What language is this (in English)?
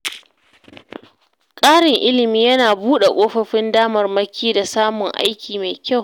Hausa